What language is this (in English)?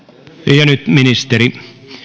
Finnish